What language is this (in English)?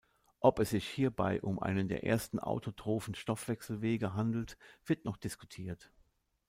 German